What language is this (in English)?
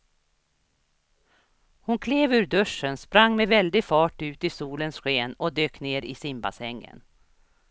Swedish